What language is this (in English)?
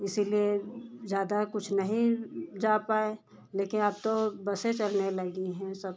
Hindi